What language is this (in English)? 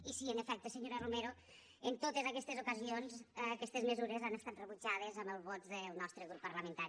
Catalan